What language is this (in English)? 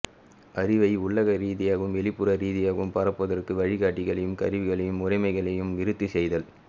Tamil